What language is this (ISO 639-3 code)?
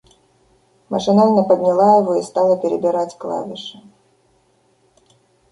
rus